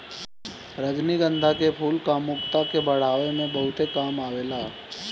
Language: Bhojpuri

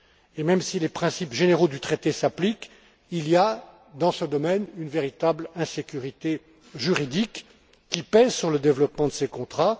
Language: French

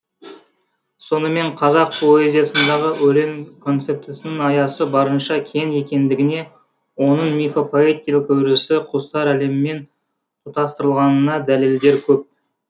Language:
Kazakh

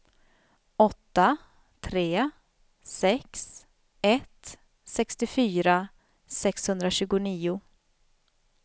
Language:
Swedish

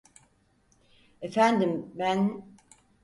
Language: Turkish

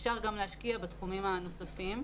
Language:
Hebrew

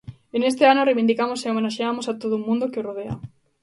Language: Galician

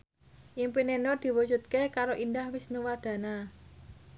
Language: Javanese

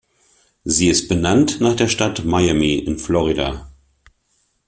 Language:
German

